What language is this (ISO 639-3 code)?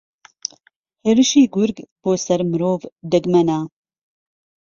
ckb